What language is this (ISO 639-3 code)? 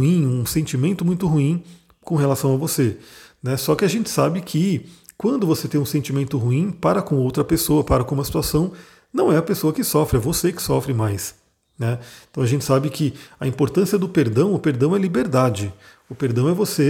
por